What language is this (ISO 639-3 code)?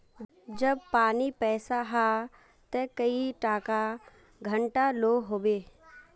mag